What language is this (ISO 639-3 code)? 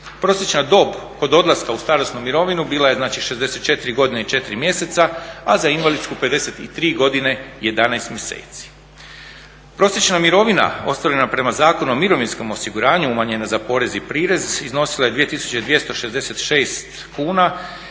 hrv